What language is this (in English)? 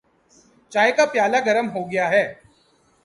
Urdu